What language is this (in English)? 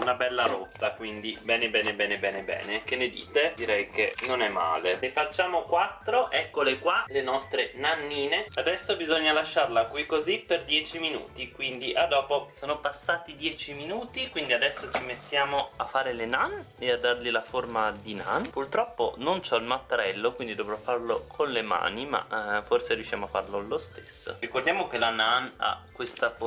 Italian